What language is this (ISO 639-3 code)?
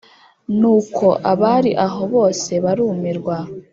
kin